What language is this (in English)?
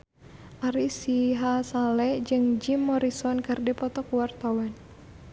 Sundanese